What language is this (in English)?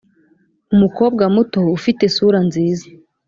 Kinyarwanda